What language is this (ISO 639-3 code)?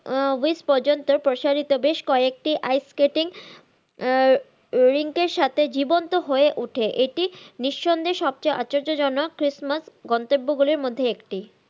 ben